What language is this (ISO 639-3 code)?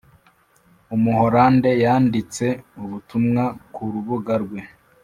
kin